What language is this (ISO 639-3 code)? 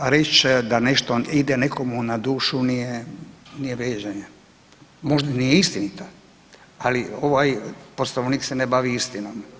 hrv